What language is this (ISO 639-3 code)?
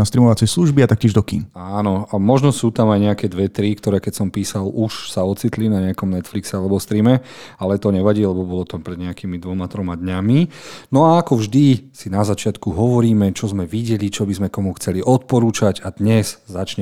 slk